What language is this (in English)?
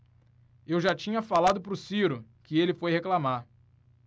Portuguese